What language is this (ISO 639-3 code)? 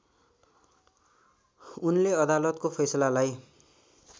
nep